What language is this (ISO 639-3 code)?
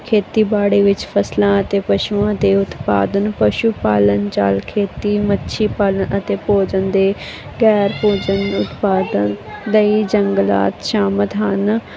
pan